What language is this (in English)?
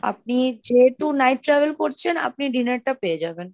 Bangla